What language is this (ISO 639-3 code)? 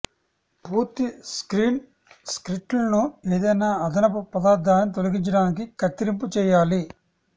tel